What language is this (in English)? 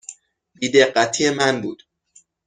Persian